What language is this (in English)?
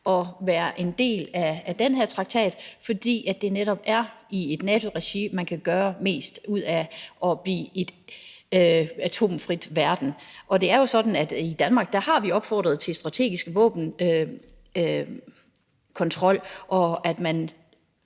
Danish